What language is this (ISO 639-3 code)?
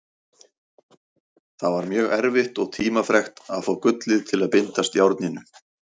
isl